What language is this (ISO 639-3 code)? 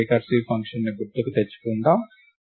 tel